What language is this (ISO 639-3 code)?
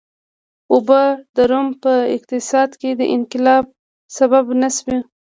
pus